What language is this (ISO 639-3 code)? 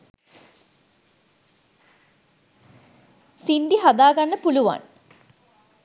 sin